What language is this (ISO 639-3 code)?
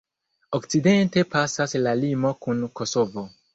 epo